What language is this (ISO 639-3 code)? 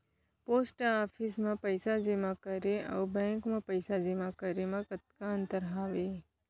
hne